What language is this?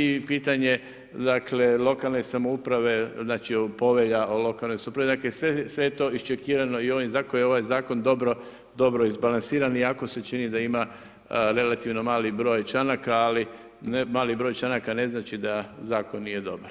Croatian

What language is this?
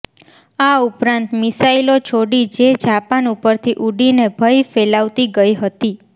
Gujarati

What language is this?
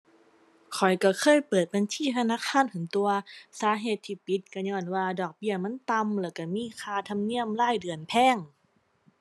Thai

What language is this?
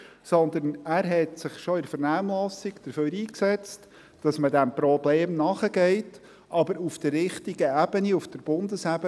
Swiss German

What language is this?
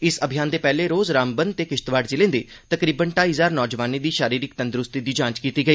Dogri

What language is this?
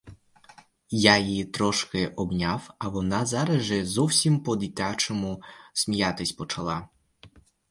Ukrainian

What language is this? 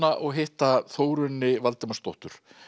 Icelandic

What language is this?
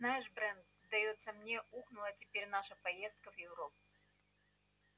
Russian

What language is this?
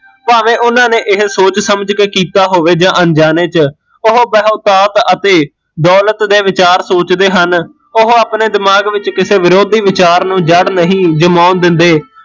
Punjabi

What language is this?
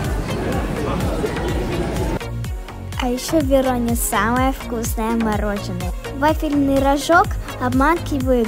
Russian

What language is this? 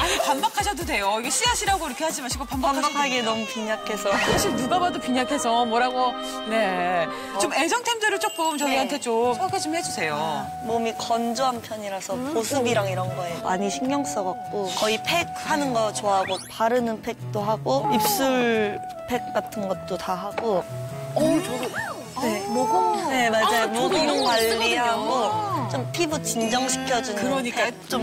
Korean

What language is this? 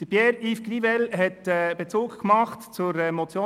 Swiss German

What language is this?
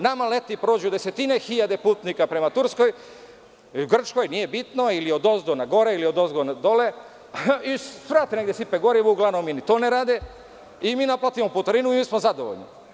Serbian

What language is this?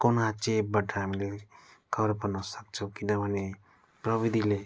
Nepali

